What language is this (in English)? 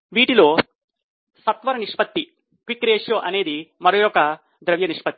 Telugu